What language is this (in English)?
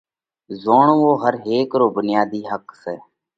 Parkari Koli